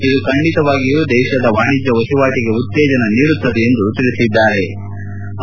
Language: Kannada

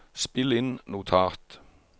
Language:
Norwegian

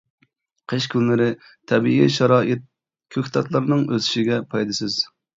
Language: Uyghur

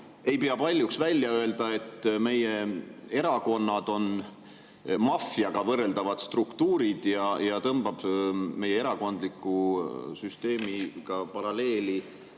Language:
Estonian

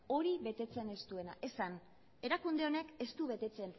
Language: Basque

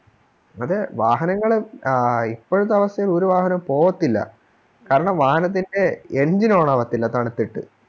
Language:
Malayalam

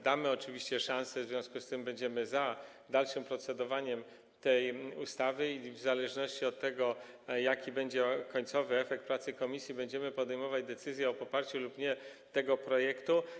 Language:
Polish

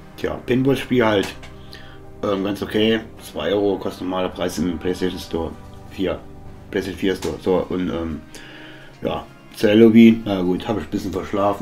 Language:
German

